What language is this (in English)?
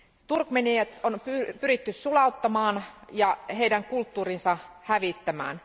Finnish